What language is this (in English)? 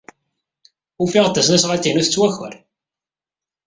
Kabyle